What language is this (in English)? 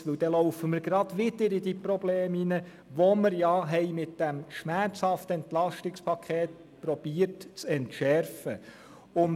Swiss German